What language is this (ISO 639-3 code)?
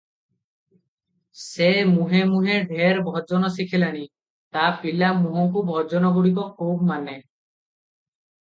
ori